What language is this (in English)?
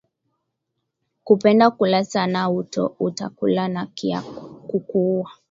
Swahili